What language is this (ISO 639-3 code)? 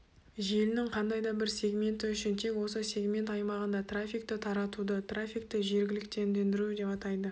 kaz